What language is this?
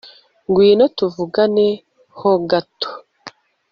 Kinyarwanda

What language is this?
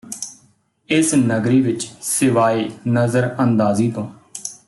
Punjabi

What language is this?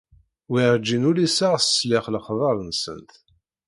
Kabyle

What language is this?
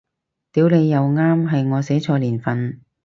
Cantonese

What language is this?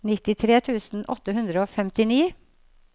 Norwegian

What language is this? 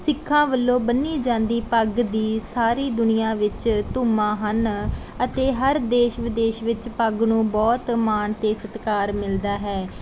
Punjabi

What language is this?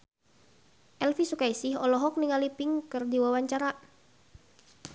Sundanese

